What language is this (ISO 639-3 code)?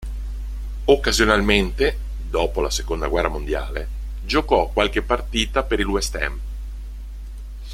ita